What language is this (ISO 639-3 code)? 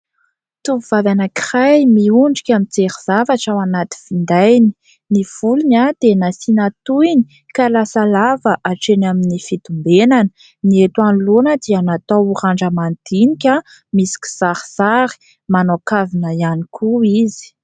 mlg